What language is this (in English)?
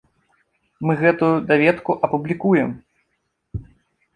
Belarusian